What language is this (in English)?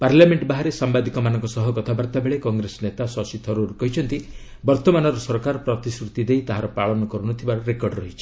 Odia